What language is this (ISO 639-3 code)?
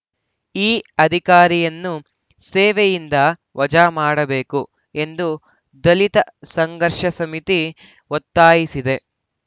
kan